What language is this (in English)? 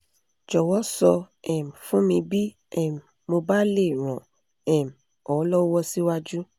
Yoruba